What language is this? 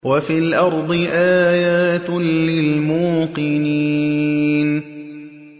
Arabic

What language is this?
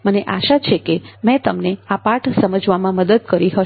Gujarati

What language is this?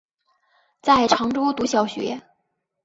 Chinese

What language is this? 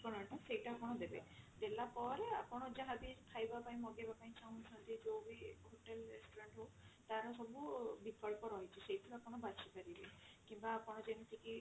Odia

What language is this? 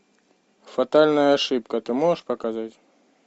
Russian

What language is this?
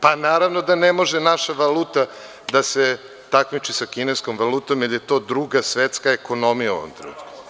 Serbian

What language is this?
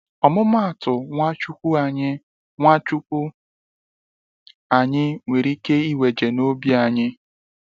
Igbo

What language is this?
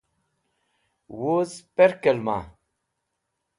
Wakhi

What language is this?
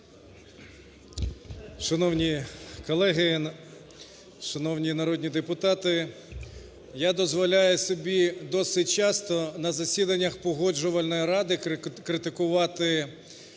Ukrainian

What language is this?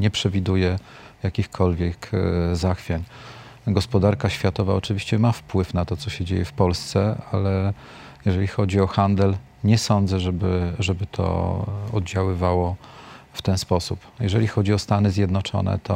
Polish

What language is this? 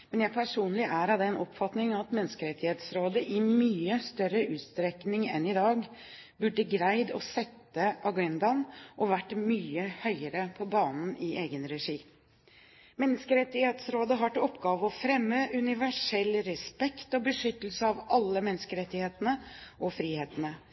Norwegian Bokmål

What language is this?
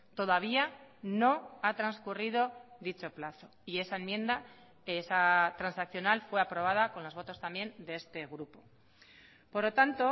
Spanish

